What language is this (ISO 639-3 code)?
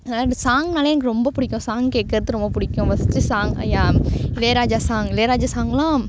tam